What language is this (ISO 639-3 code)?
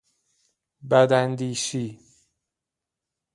fas